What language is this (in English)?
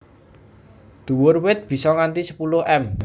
Javanese